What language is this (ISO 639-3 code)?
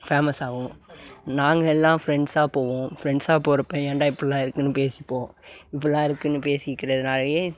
tam